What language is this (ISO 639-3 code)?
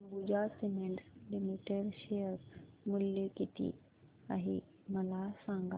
mar